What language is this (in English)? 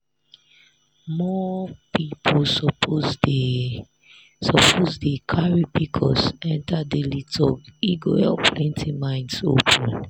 Nigerian Pidgin